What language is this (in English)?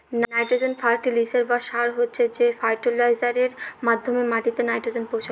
Bangla